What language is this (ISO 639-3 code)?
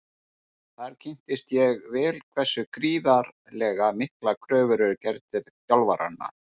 isl